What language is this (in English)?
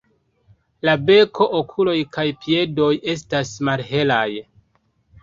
Esperanto